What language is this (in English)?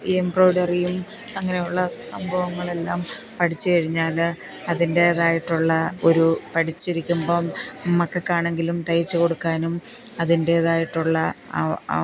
Malayalam